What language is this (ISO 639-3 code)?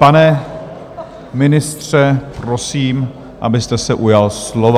ces